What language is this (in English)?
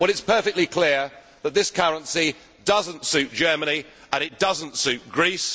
English